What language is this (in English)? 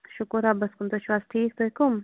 Kashmiri